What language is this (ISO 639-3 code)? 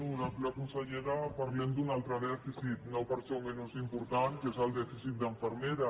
cat